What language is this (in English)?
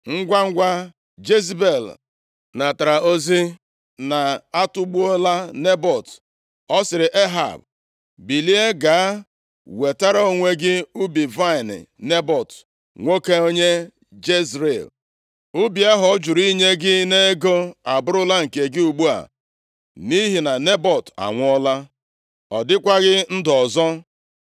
Igbo